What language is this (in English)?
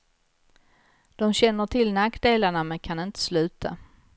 Swedish